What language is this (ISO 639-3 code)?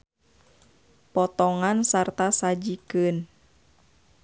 sun